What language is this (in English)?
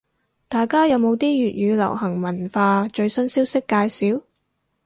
Cantonese